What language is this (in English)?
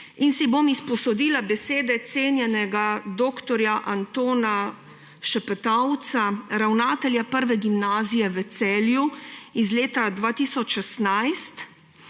Slovenian